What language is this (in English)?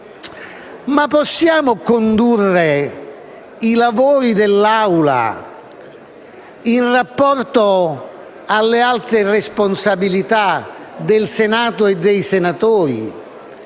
Italian